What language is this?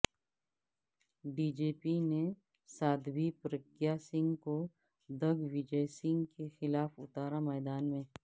Urdu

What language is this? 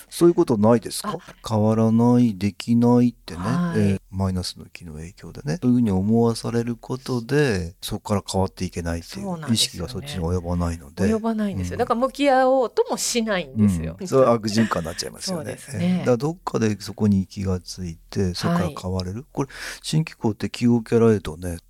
Japanese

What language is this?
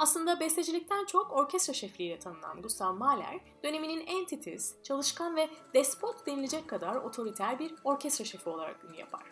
Turkish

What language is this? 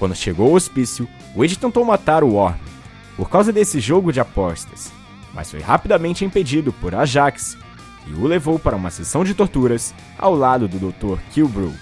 Portuguese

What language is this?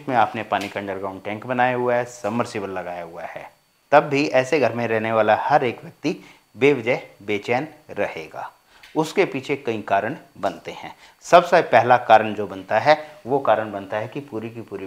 Hindi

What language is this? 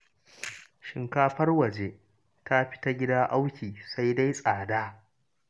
Hausa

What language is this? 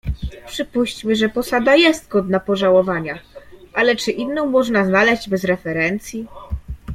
Polish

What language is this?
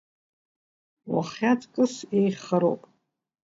Abkhazian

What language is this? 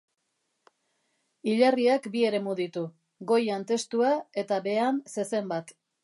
Basque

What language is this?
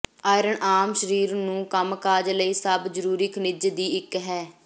Punjabi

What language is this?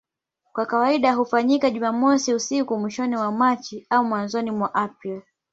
Swahili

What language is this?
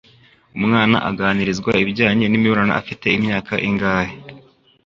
Kinyarwanda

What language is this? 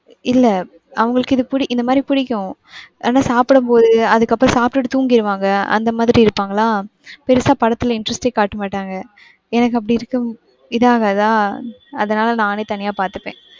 Tamil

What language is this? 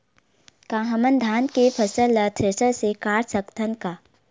Chhattisgarhi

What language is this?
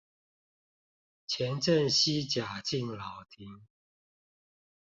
Chinese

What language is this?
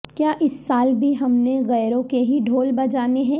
Urdu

